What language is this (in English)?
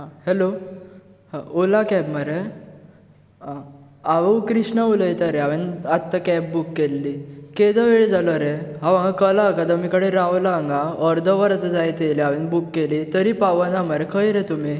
Konkani